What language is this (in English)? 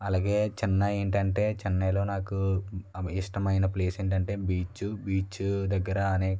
Telugu